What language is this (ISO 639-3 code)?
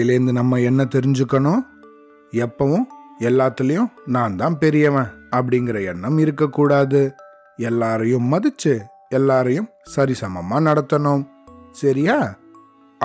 tam